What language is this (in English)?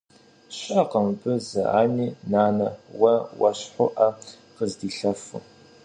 Kabardian